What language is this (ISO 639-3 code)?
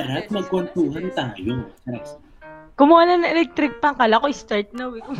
fil